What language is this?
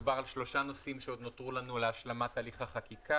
Hebrew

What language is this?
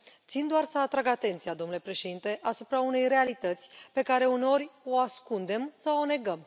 Romanian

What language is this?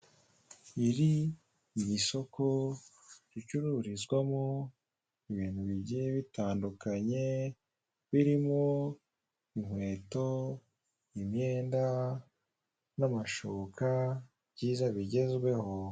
Kinyarwanda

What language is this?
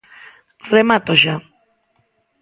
Galician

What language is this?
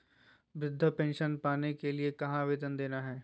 Magahi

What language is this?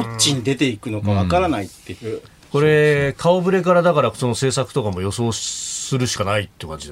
Japanese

